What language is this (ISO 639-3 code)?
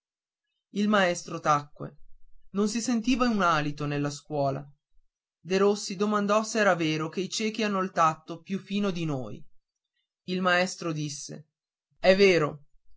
ita